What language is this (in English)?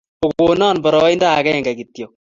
Kalenjin